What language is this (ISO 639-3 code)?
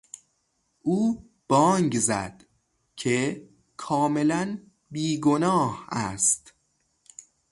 fas